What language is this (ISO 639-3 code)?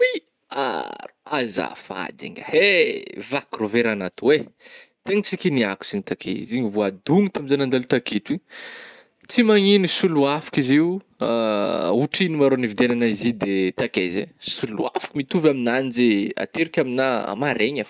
bmm